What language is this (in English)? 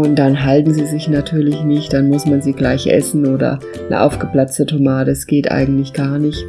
German